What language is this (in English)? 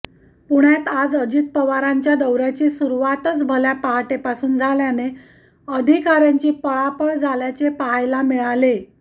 Marathi